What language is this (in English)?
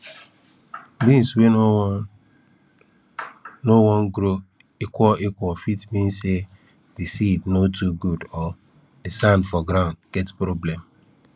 Nigerian Pidgin